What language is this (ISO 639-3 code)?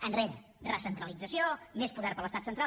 cat